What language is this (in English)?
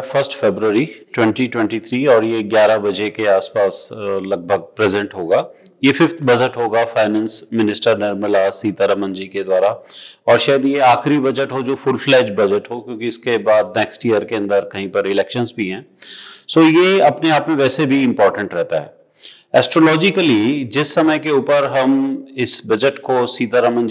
Hindi